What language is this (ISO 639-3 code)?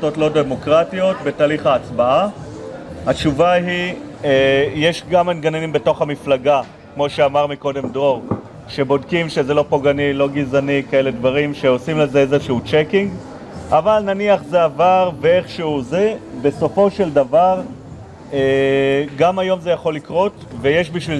heb